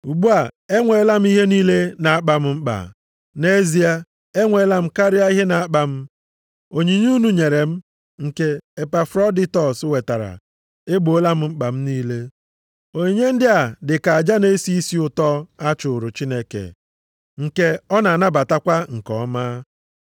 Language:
Igbo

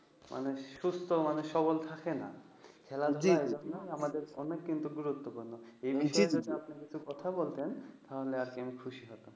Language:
Bangla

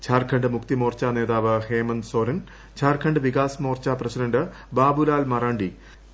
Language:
Malayalam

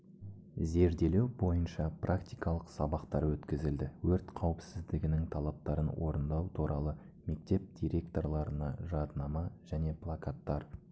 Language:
Kazakh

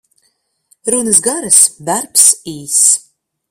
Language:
Latvian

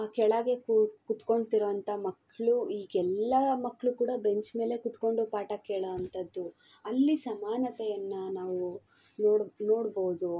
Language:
Kannada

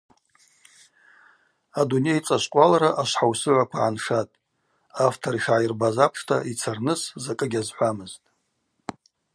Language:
Abaza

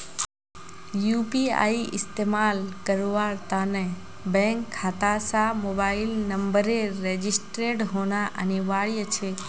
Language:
Magahi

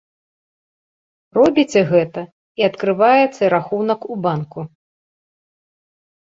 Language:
Belarusian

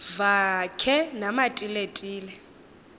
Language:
Xhosa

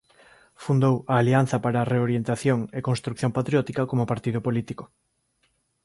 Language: Galician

